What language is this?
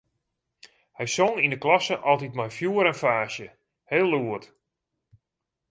Western Frisian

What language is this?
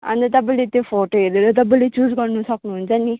Nepali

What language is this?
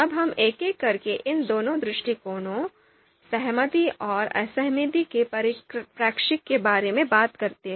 Hindi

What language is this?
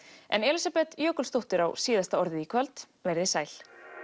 Icelandic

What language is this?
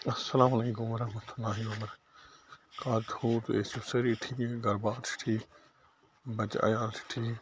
Kashmiri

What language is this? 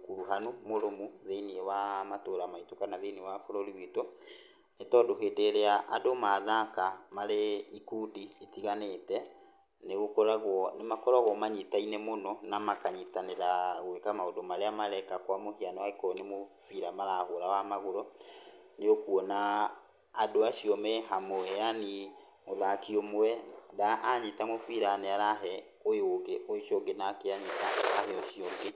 Kikuyu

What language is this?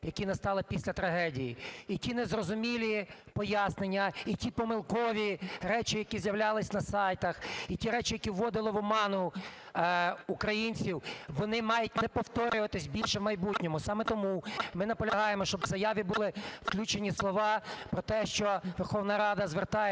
Ukrainian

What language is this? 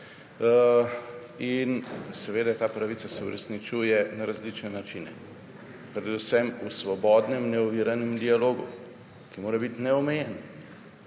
Slovenian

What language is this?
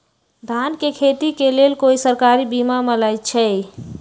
Magahi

